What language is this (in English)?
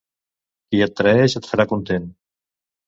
Catalan